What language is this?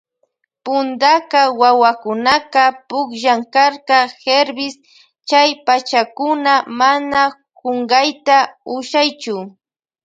Loja Highland Quichua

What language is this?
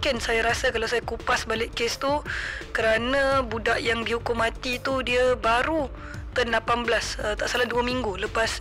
Malay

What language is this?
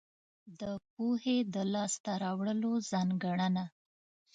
Pashto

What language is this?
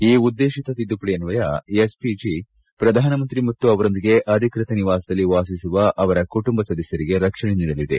Kannada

